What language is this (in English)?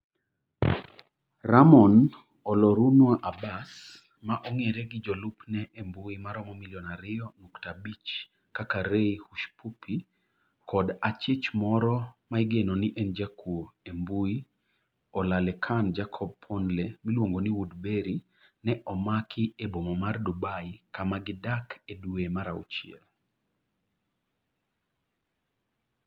Luo (Kenya and Tanzania)